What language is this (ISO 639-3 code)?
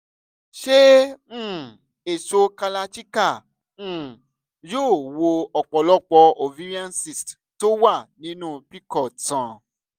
yor